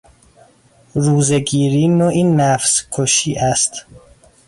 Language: Persian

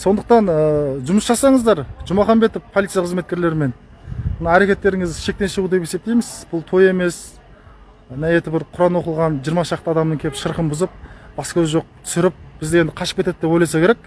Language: Kazakh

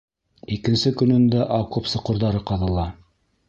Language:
Bashkir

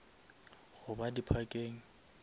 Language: Northern Sotho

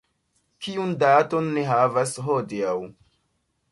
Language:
Esperanto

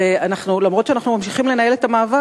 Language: Hebrew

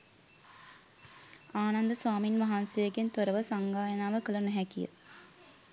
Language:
Sinhala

